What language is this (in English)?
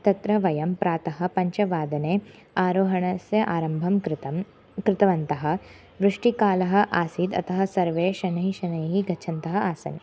Sanskrit